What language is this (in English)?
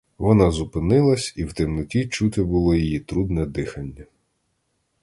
Ukrainian